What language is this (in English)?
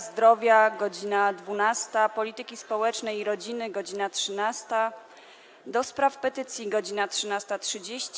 Polish